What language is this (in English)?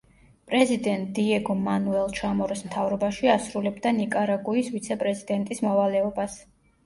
Georgian